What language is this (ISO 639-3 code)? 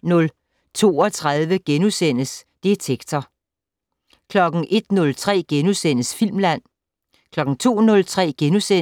dan